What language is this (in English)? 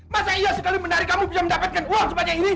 Indonesian